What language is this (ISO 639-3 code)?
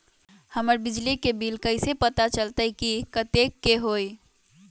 mag